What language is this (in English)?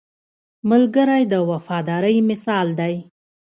Pashto